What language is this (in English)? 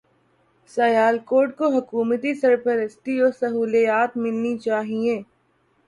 Urdu